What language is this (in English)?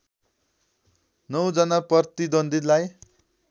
Nepali